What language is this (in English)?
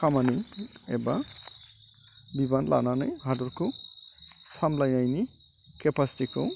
Bodo